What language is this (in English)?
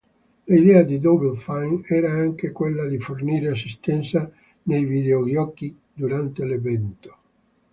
Italian